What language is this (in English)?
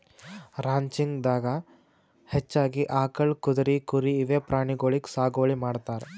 Kannada